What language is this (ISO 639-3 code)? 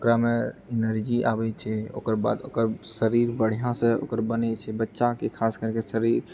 mai